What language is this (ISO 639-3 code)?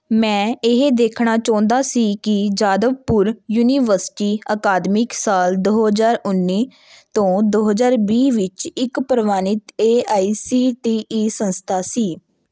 pan